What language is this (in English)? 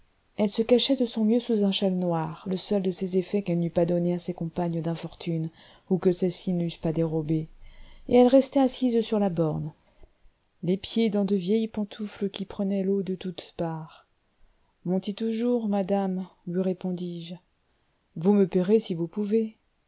French